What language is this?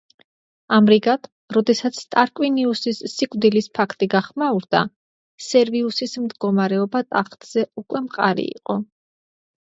Georgian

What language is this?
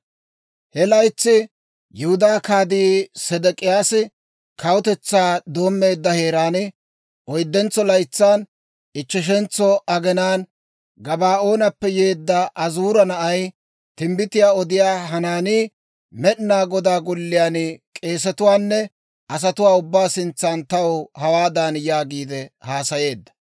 Dawro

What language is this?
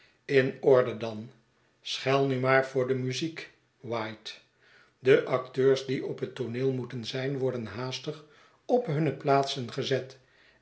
Dutch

